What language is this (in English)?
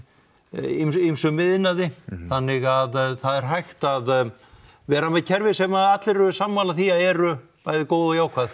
Icelandic